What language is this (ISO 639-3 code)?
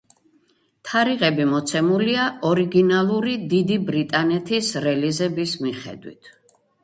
kat